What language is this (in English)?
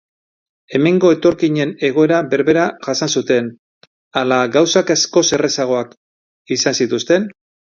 Basque